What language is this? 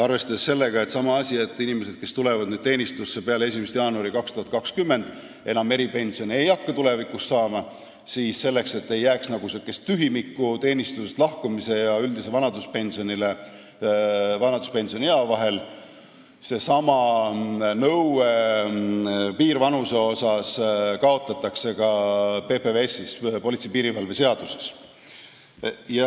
Estonian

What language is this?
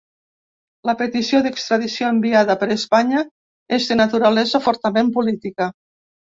Catalan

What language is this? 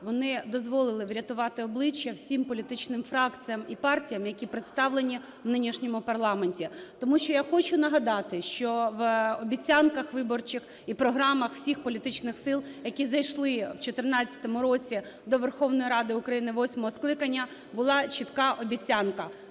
Ukrainian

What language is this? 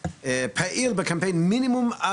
Hebrew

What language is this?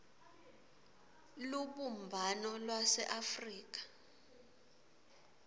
Swati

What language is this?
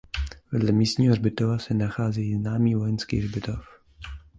Czech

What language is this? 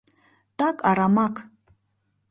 Mari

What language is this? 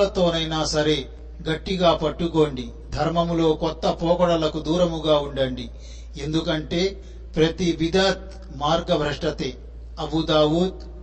Telugu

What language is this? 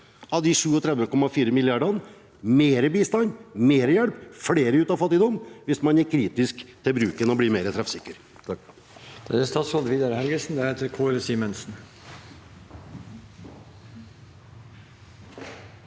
Norwegian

